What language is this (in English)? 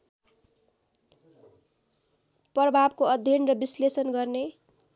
Nepali